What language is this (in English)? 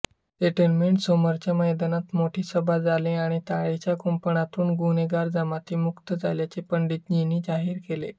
Marathi